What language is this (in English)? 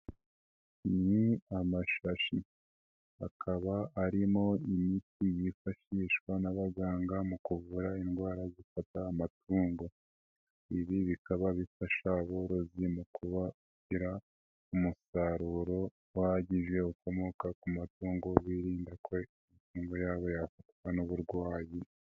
Kinyarwanda